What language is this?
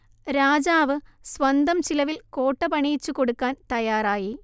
Malayalam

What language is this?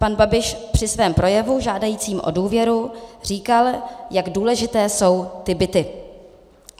Czech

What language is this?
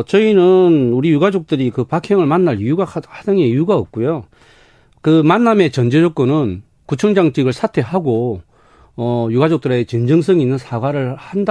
Korean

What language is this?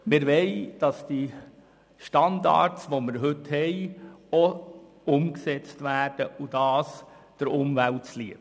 Swiss German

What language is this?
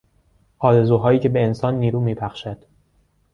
Persian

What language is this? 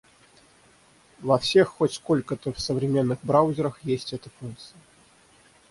Russian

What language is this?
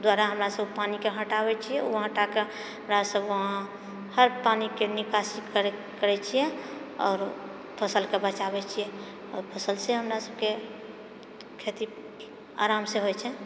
Maithili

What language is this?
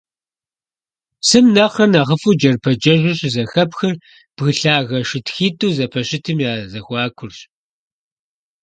Kabardian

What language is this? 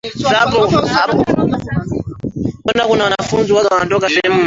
Swahili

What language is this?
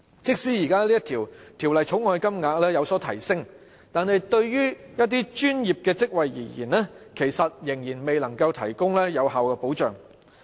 Cantonese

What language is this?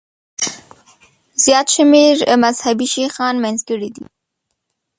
Pashto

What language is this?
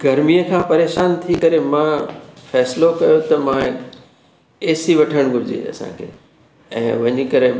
Sindhi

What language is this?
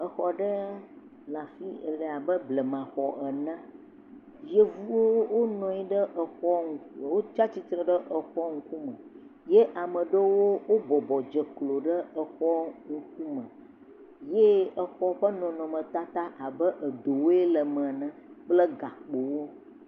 Ewe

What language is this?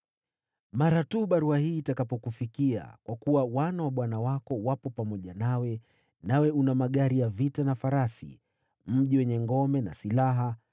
Swahili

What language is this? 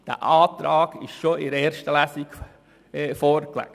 Swiss German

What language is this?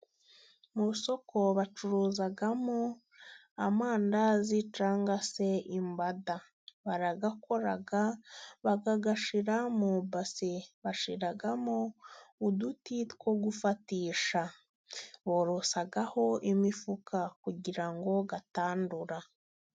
Kinyarwanda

